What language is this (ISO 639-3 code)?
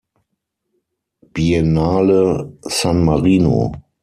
deu